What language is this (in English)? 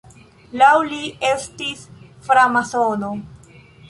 Esperanto